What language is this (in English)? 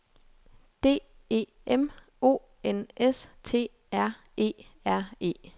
Danish